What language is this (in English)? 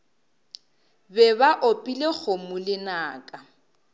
Northern Sotho